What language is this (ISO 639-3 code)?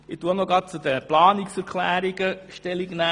gsw